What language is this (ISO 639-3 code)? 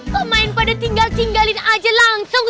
ind